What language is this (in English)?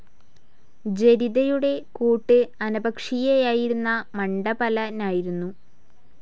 Malayalam